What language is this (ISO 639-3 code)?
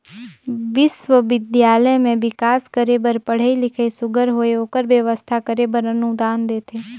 hne